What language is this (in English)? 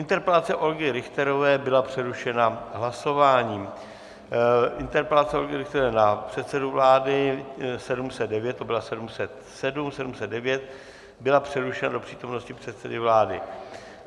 Czech